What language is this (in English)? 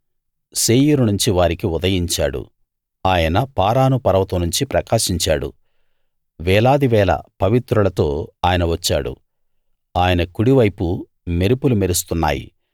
Telugu